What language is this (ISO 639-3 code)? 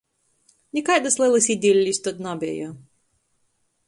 ltg